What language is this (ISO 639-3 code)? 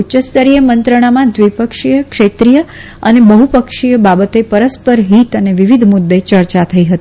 guj